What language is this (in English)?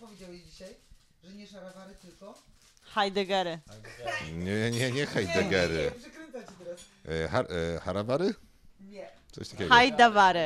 Polish